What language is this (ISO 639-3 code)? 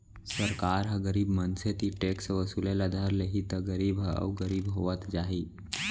hne